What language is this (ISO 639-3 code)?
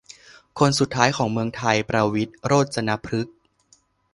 tha